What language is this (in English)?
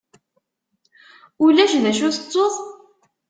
Kabyle